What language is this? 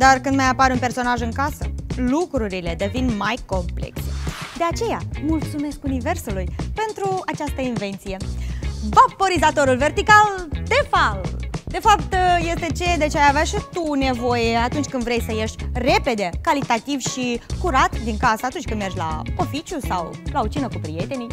Romanian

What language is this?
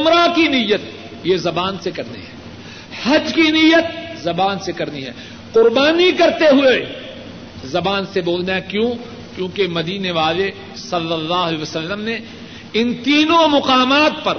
Urdu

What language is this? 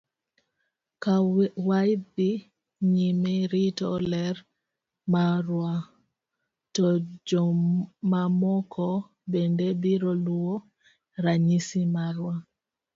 Luo (Kenya and Tanzania)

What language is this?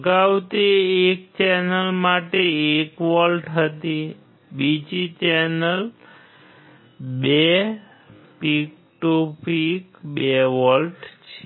Gujarati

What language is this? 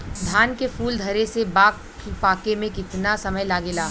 Bhojpuri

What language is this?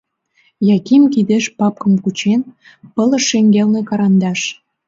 Mari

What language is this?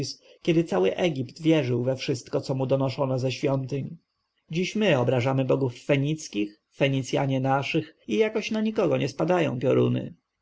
Polish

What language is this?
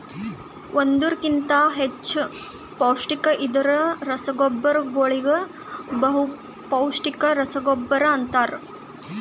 Kannada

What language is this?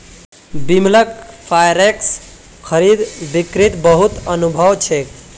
Magahi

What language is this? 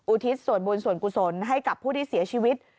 Thai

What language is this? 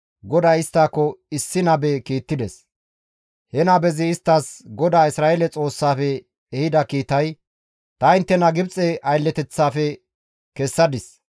Gamo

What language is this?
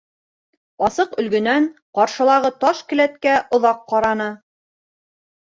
Bashkir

